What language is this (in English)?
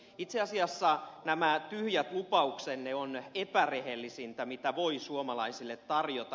Finnish